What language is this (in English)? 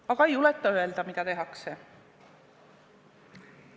Estonian